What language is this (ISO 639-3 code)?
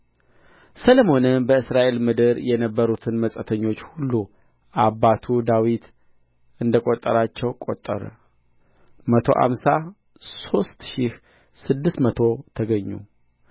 amh